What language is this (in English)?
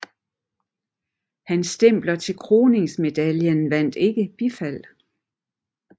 Danish